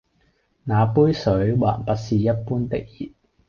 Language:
Cantonese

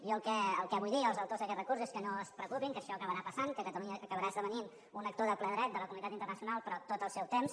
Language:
Catalan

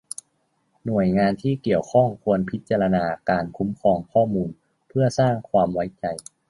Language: Thai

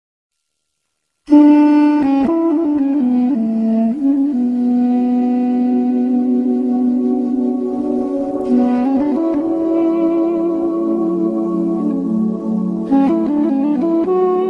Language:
Arabic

